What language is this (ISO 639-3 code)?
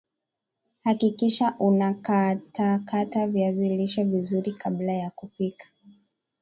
swa